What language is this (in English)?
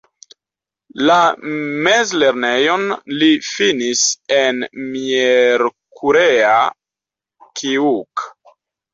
Esperanto